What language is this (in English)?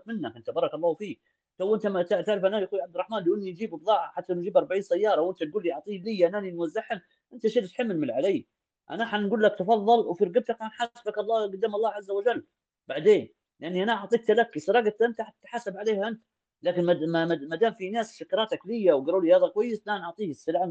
Arabic